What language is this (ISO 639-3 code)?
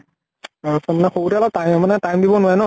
asm